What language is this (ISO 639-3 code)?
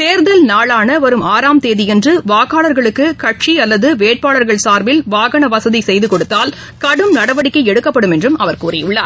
tam